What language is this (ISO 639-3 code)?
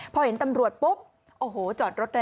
tha